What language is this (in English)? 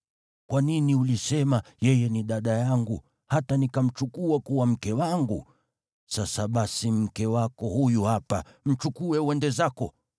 Swahili